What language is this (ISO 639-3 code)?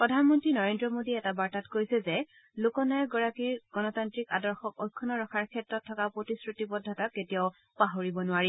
asm